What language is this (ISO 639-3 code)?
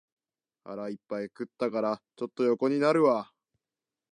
jpn